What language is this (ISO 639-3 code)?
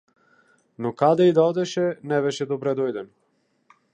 mkd